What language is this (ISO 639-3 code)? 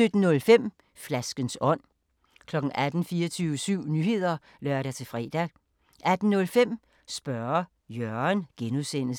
dan